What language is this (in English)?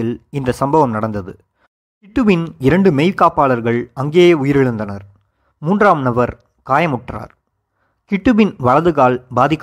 Tamil